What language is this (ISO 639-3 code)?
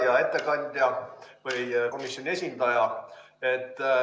est